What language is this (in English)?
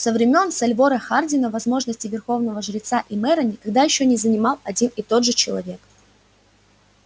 Russian